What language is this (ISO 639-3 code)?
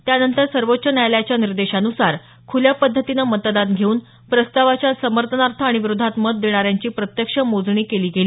mar